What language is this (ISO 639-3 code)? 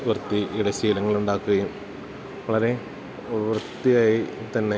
mal